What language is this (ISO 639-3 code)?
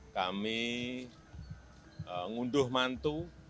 ind